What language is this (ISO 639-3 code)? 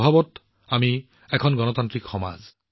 asm